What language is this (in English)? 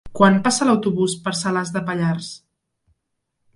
Catalan